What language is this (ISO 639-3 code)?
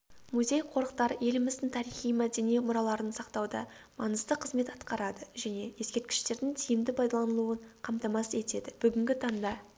kaz